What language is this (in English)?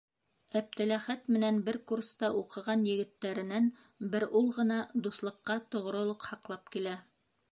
Bashkir